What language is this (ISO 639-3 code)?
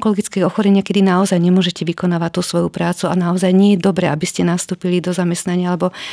slk